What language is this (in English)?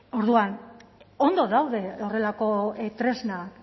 Basque